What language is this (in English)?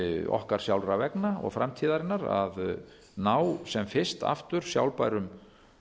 Icelandic